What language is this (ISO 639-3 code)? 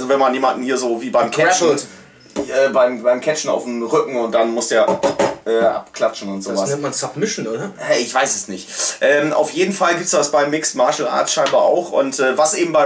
deu